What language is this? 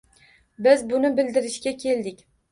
Uzbek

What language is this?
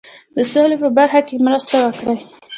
Pashto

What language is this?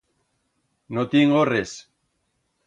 Aragonese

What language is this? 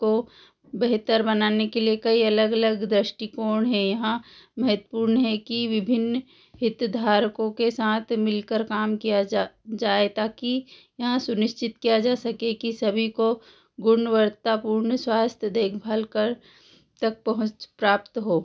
Hindi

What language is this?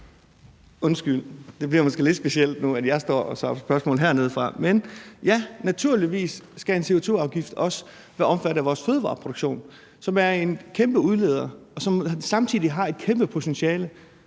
Danish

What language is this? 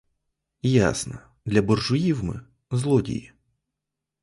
Ukrainian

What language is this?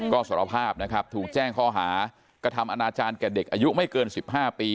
Thai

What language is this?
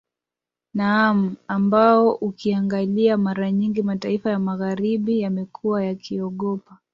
Swahili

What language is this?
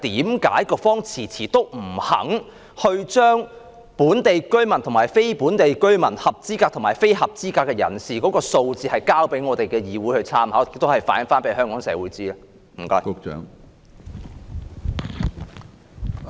Cantonese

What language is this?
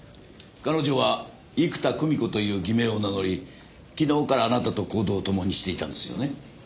Japanese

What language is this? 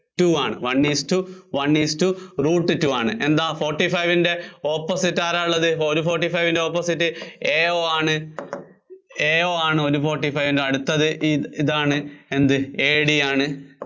Malayalam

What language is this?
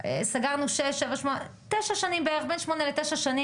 Hebrew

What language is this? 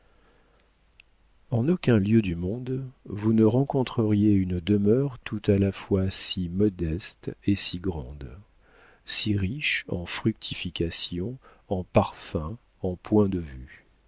French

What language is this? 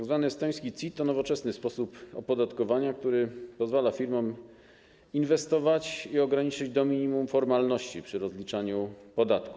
Polish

